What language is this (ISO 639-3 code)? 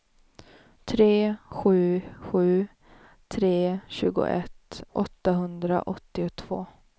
swe